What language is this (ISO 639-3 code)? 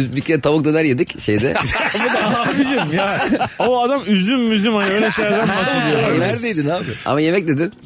tur